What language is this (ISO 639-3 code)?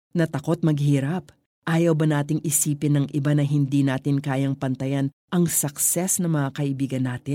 fil